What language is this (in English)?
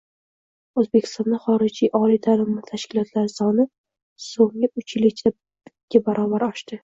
Uzbek